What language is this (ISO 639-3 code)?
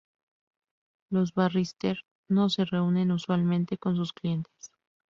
spa